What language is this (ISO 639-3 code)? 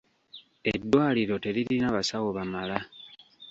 lug